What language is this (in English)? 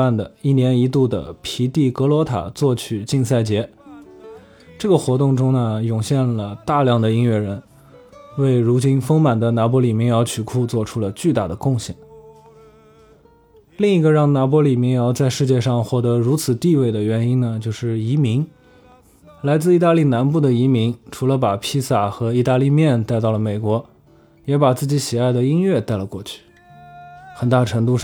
Chinese